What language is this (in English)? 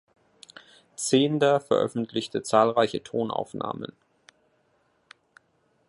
German